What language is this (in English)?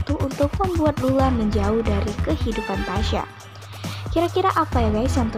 Indonesian